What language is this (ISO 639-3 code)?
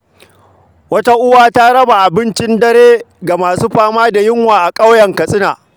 hau